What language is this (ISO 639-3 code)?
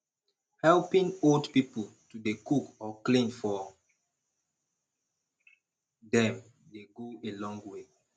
pcm